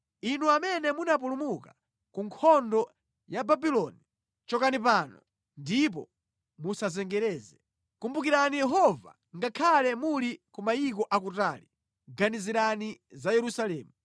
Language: Nyanja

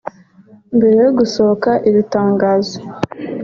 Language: Kinyarwanda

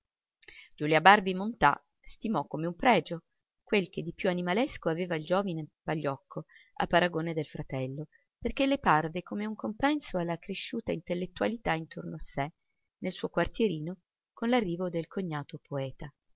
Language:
Italian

